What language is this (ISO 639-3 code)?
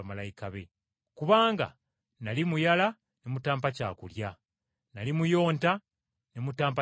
lug